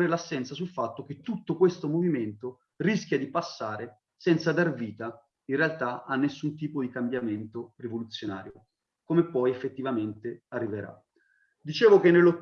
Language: Italian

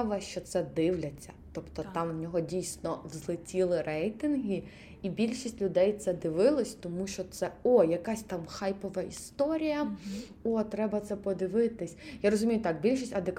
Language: Ukrainian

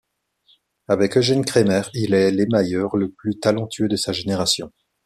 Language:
French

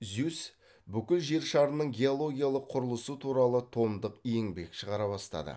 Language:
Kazakh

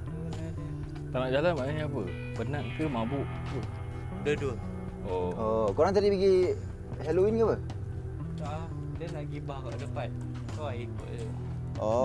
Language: Malay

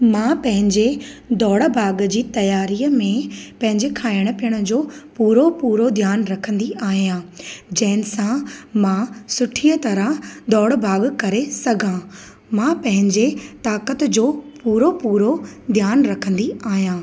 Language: Sindhi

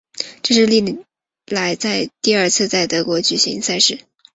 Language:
Chinese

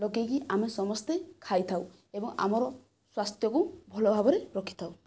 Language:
Odia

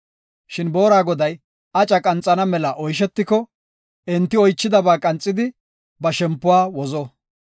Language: Gofa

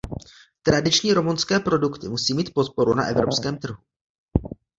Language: Czech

